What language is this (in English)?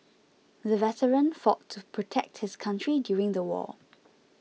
English